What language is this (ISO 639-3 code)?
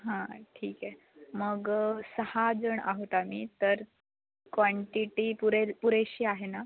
mar